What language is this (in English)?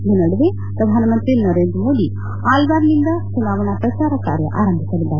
Kannada